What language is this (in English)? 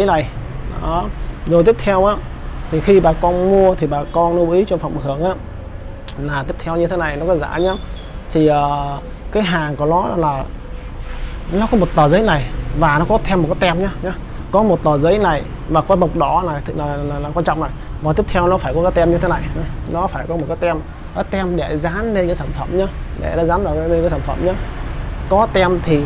Vietnamese